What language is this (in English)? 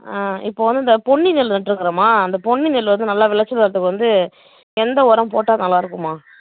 Tamil